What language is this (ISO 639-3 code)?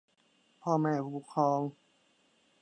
tha